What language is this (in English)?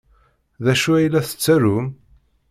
Kabyle